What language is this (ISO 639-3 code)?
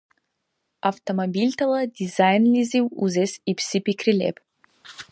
dar